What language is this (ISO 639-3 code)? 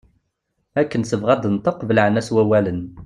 kab